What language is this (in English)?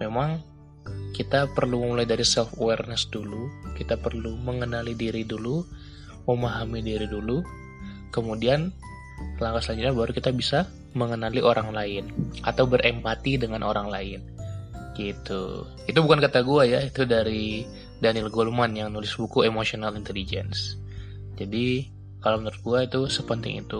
Indonesian